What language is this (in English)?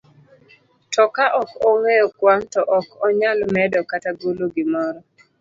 Luo (Kenya and Tanzania)